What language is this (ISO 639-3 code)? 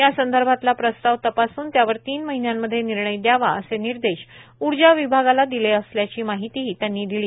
mar